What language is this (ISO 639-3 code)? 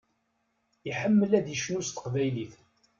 kab